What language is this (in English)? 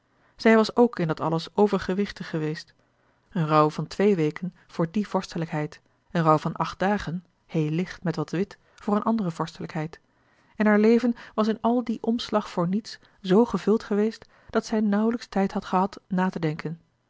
Dutch